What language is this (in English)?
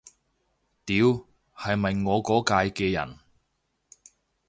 Cantonese